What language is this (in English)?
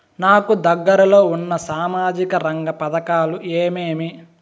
Telugu